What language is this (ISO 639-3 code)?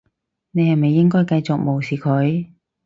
yue